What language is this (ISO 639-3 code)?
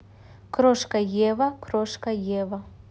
rus